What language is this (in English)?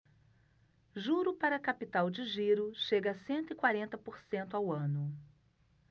Portuguese